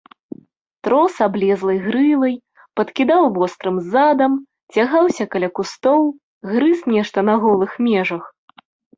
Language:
Belarusian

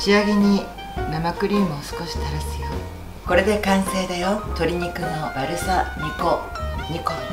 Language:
Japanese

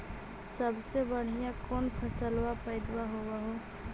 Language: Magahi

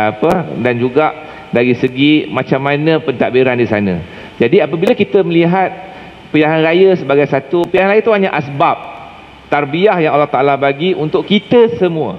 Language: Malay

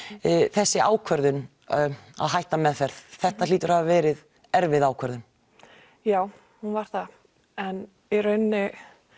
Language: Icelandic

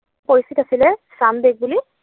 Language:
Assamese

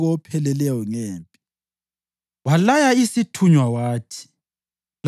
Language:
North Ndebele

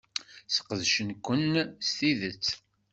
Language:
Kabyle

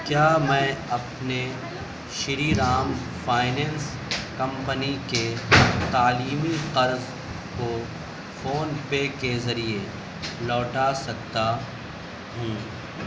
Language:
Urdu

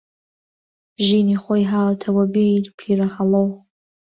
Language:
Central Kurdish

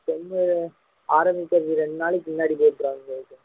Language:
Tamil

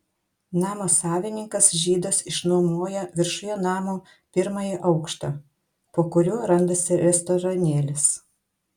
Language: Lithuanian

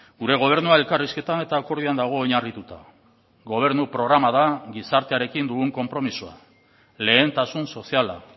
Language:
Basque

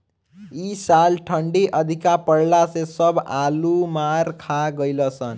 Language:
Bhojpuri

